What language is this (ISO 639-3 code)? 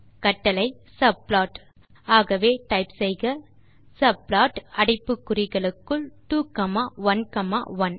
tam